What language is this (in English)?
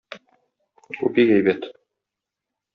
Tatar